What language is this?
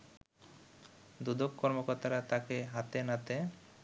Bangla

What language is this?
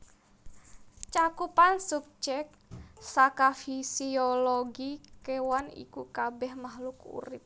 Javanese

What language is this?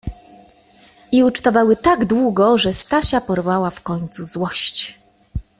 Polish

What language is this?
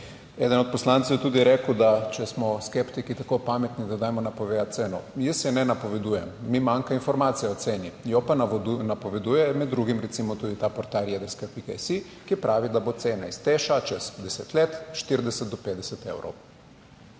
Slovenian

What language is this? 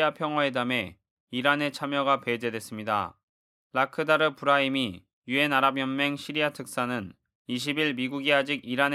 Korean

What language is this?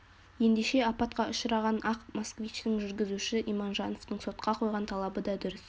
Kazakh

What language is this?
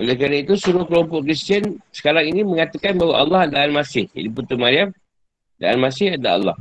Malay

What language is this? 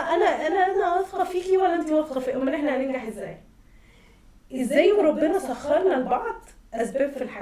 Arabic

